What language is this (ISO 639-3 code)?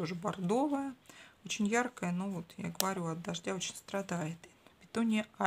rus